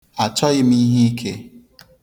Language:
Igbo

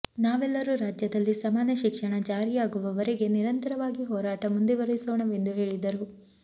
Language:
Kannada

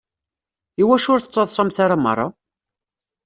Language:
Kabyle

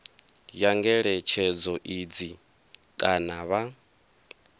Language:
Venda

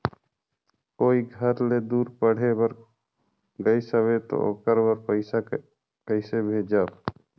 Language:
Chhattisgarhi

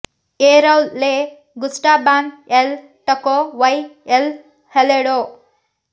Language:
Kannada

